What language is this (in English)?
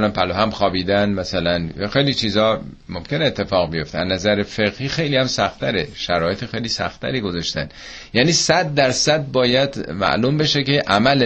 Persian